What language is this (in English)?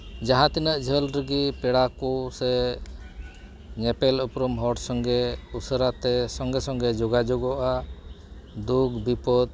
Santali